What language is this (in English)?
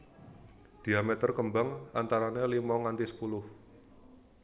Javanese